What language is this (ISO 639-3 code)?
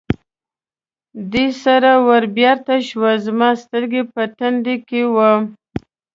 pus